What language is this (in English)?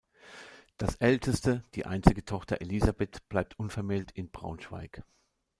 German